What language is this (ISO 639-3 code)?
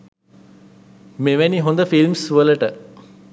sin